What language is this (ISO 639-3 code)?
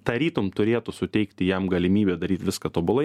lit